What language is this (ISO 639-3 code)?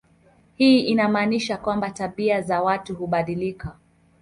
swa